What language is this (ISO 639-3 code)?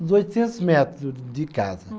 por